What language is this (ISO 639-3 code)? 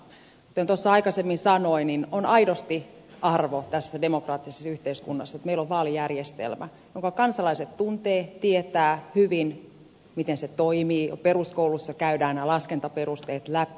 fin